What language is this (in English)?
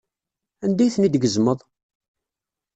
Kabyle